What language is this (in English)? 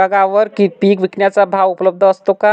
Marathi